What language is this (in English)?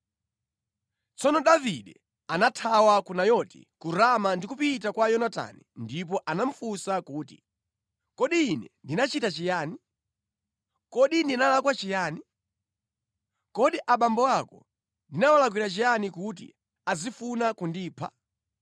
Nyanja